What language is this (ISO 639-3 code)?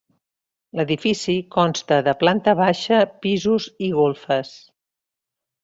cat